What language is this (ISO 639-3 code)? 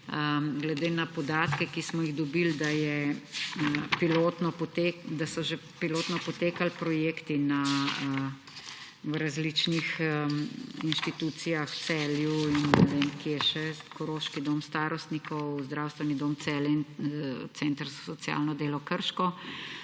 slv